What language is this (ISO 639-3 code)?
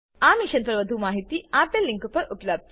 guj